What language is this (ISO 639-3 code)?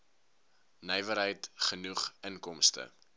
afr